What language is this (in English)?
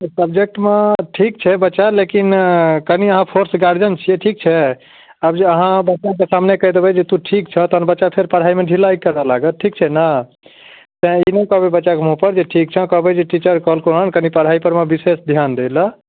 Maithili